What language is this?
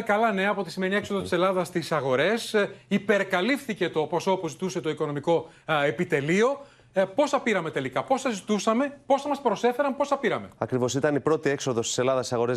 Greek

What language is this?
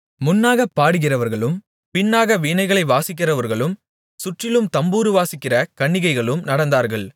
Tamil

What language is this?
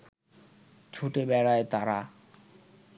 Bangla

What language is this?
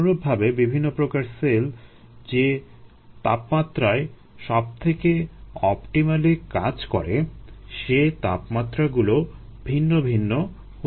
Bangla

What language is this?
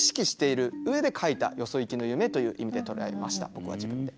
Japanese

